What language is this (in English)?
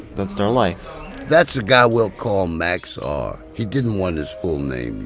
English